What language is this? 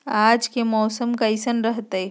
Magahi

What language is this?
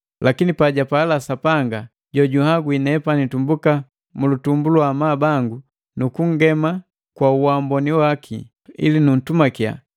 Matengo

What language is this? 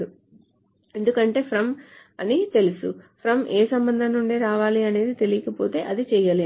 Telugu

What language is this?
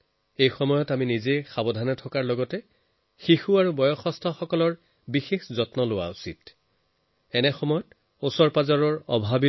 Assamese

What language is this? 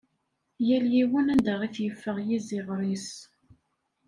Kabyle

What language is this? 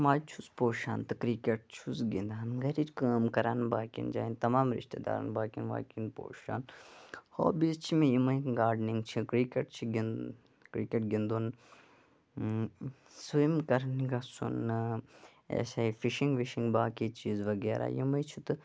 Kashmiri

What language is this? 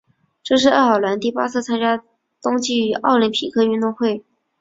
Chinese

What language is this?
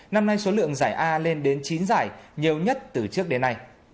Vietnamese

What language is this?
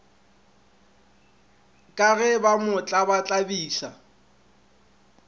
Northern Sotho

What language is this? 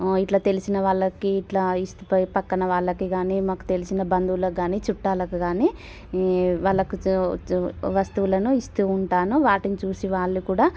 Telugu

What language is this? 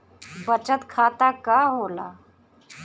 Bhojpuri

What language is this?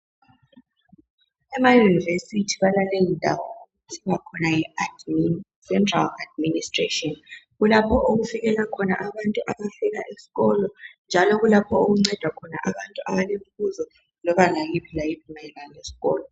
North Ndebele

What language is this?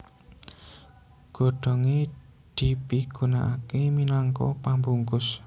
Javanese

